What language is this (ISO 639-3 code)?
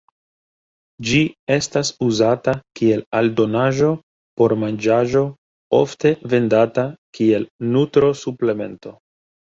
epo